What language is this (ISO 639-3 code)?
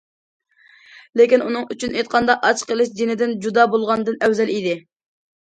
uig